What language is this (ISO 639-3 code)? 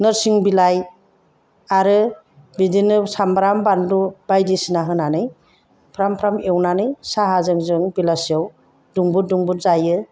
brx